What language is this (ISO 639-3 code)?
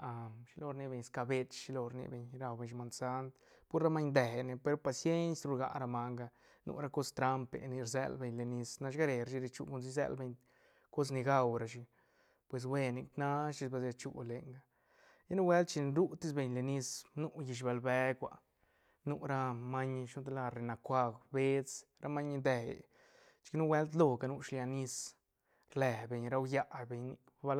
ztn